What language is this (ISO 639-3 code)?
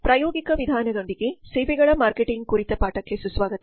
kan